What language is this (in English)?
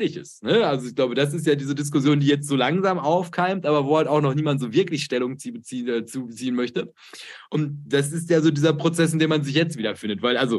German